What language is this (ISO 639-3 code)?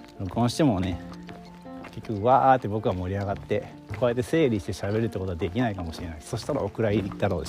jpn